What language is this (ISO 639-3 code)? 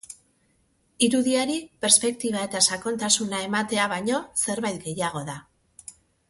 eus